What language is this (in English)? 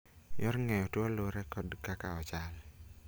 Luo (Kenya and Tanzania)